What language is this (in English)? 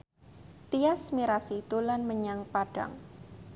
Javanese